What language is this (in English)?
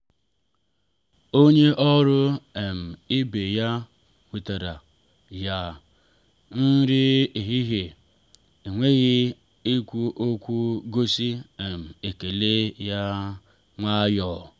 Igbo